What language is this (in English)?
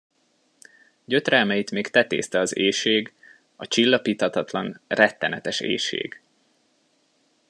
Hungarian